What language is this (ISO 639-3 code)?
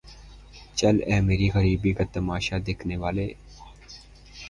urd